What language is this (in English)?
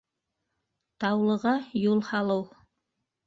Bashkir